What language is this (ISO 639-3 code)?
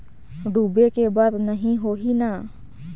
hne